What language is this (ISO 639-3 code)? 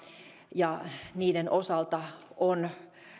fin